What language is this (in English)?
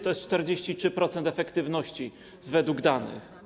Polish